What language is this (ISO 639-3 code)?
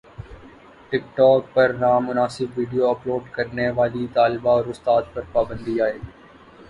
urd